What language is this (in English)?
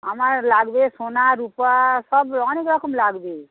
Bangla